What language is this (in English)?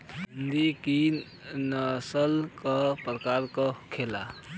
Bhojpuri